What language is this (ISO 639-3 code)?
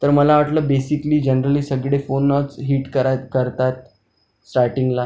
mar